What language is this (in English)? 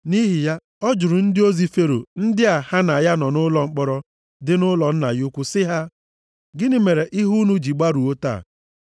Igbo